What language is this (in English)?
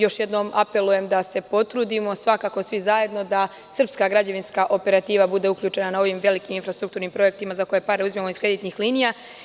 Serbian